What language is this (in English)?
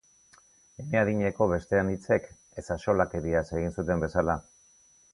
Basque